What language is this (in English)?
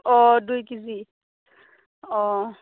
Bodo